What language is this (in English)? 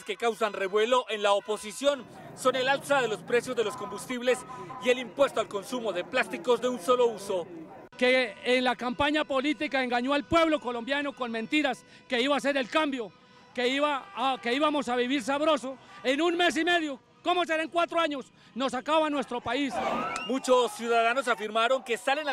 Spanish